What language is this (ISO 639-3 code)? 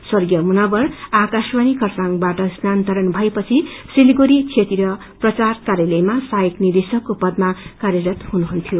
nep